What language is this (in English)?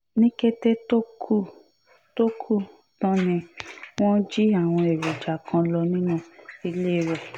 Yoruba